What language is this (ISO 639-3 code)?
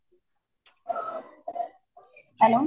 pan